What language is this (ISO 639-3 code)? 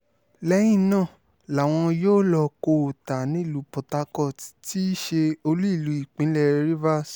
yor